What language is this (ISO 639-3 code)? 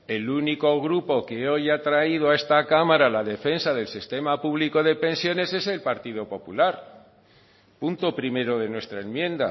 spa